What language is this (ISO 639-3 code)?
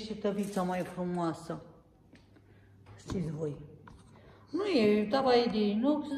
ron